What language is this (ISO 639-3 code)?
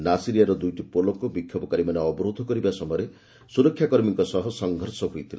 ori